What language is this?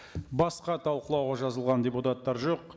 Kazakh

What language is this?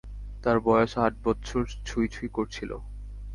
Bangla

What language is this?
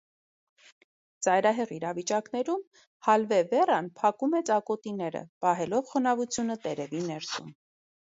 Armenian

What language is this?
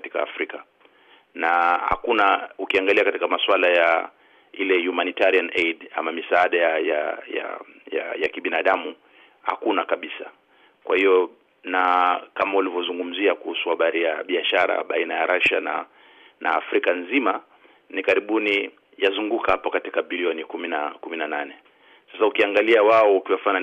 Swahili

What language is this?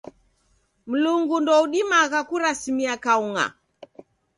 Taita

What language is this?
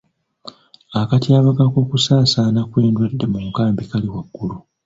Ganda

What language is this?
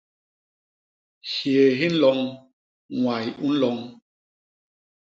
Basaa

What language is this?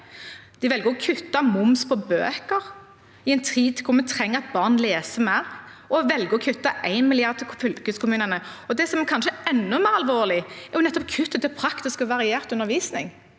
Norwegian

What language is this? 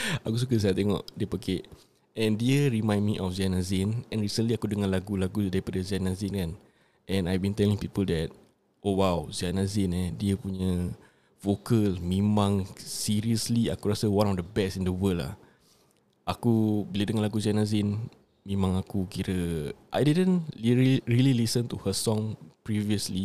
Malay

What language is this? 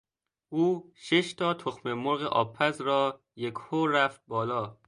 Persian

